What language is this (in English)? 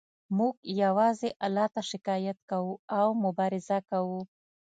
Pashto